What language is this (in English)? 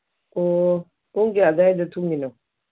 Manipuri